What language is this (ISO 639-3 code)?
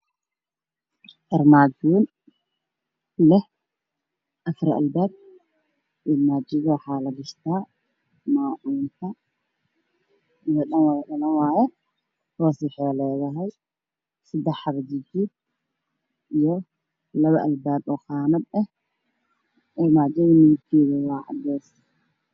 som